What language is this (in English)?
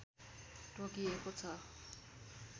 Nepali